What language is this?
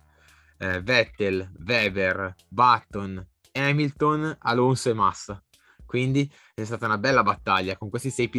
Italian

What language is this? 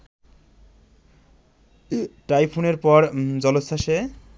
Bangla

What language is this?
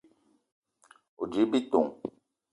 Eton (Cameroon)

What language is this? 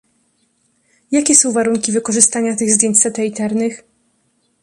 Polish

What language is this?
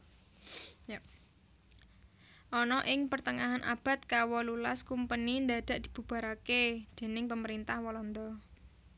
Javanese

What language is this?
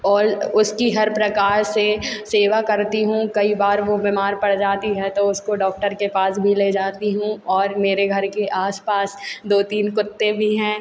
Hindi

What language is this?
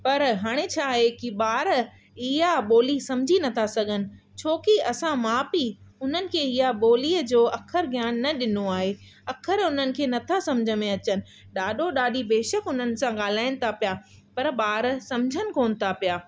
Sindhi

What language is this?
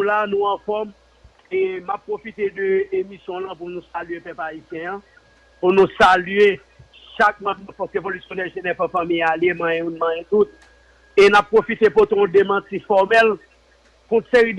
French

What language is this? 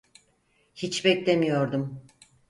Turkish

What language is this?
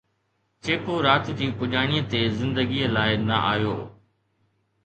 Sindhi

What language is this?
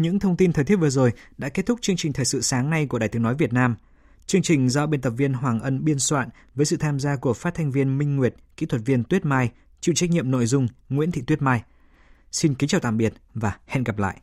Vietnamese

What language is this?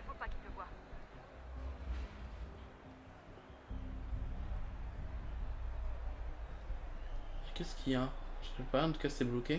French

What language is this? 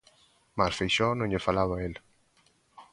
Galician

